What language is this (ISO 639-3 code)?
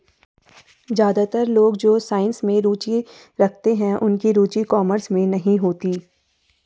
hin